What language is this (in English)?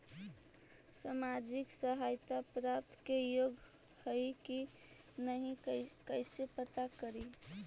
Magahi